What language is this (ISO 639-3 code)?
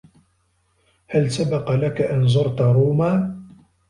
ara